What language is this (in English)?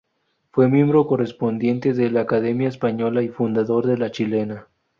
Spanish